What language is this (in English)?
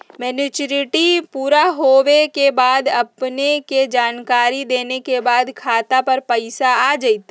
Magahi